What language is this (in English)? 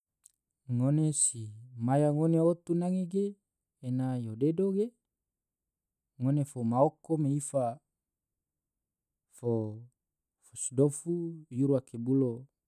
Tidore